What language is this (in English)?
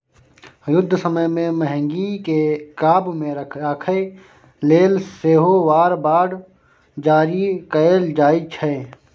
Maithili